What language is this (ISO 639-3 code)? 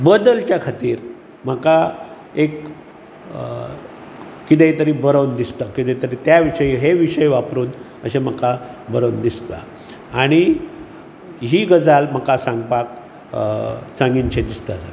kok